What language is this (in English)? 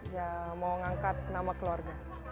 Indonesian